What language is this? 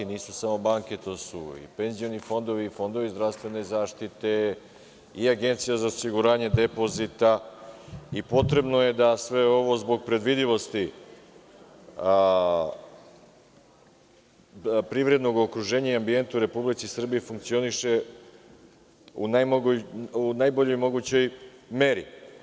Serbian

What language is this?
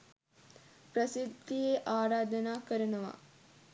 Sinhala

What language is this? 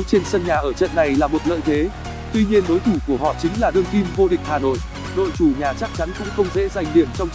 Vietnamese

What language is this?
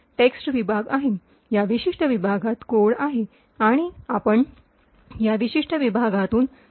Marathi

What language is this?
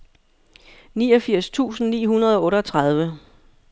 Danish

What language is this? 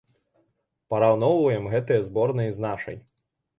Belarusian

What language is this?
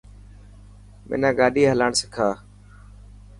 Dhatki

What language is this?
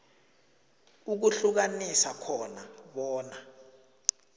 South Ndebele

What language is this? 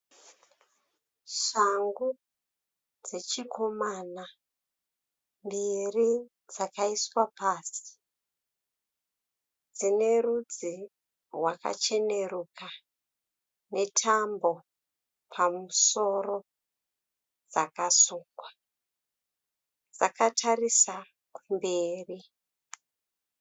Shona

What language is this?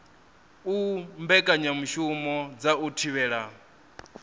Venda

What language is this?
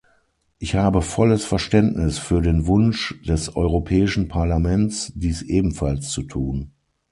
German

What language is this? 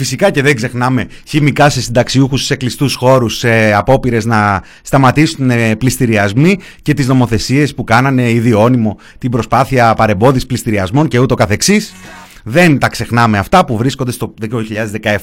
Greek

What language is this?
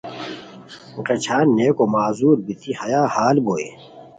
Khowar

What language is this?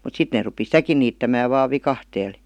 Finnish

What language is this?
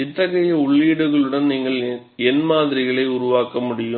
Tamil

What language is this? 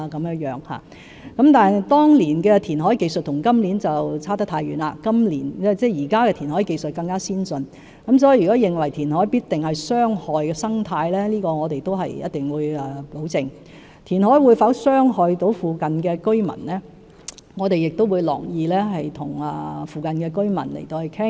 Cantonese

